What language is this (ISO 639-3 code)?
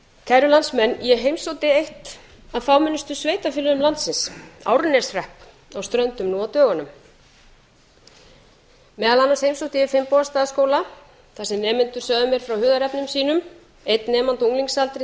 isl